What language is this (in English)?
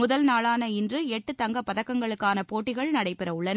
Tamil